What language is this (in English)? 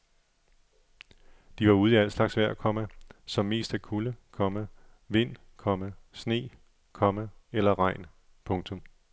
Danish